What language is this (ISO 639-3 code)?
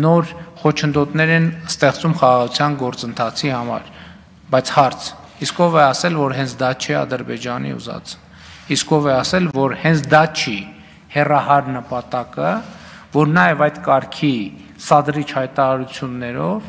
ron